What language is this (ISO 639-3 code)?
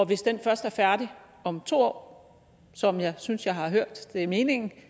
dan